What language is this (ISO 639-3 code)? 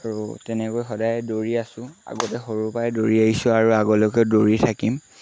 asm